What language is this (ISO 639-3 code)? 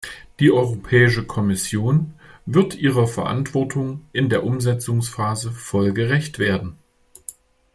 deu